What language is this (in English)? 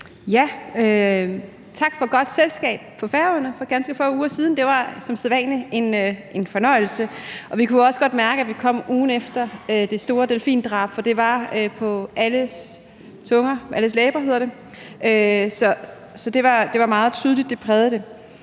Danish